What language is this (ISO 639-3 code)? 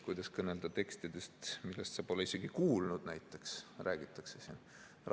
est